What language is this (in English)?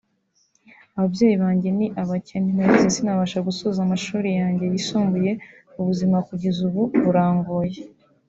Kinyarwanda